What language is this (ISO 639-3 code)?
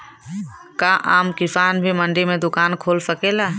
bho